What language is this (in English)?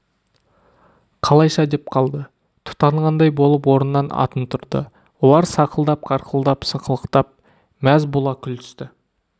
Kazakh